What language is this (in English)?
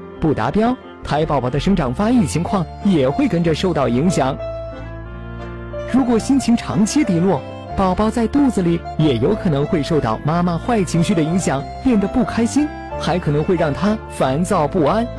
Chinese